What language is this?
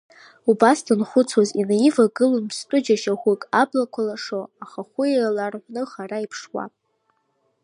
Abkhazian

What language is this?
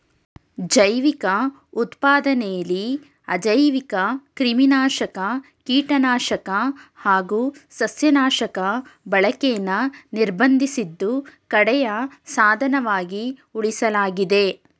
Kannada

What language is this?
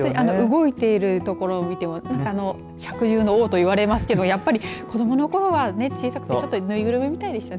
Japanese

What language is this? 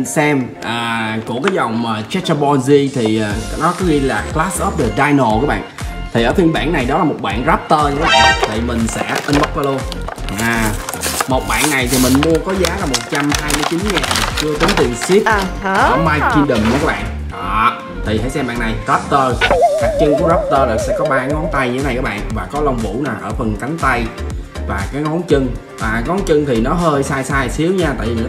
Vietnamese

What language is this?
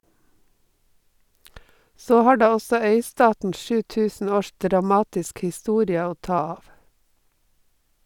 Norwegian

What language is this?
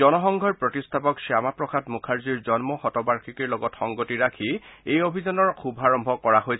Assamese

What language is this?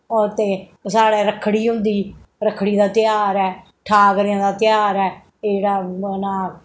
Dogri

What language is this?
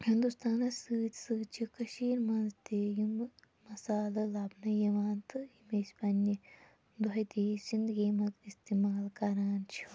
Kashmiri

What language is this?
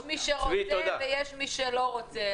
Hebrew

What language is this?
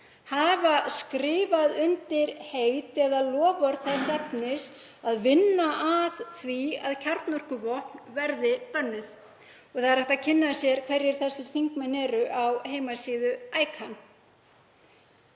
Icelandic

